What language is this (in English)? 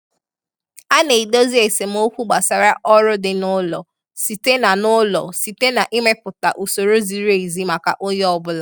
Igbo